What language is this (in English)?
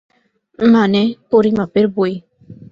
Bangla